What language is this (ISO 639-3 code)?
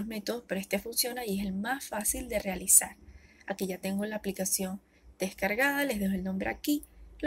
spa